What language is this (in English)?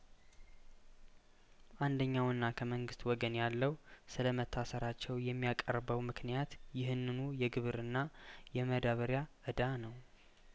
Amharic